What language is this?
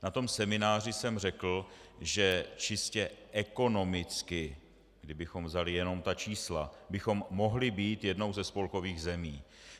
Czech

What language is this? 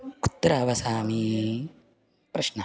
Sanskrit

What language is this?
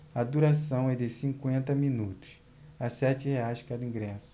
Portuguese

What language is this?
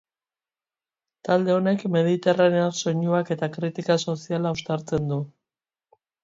Basque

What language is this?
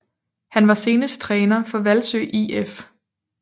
Danish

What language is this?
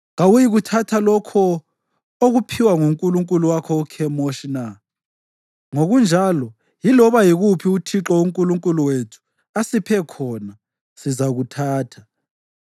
North Ndebele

